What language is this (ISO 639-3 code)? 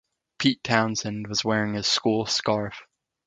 eng